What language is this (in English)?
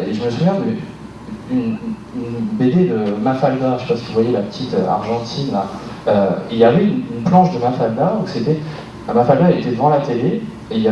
French